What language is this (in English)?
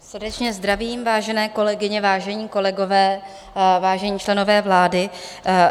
Czech